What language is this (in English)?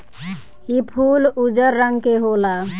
Bhojpuri